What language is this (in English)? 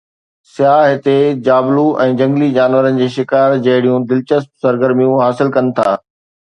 Sindhi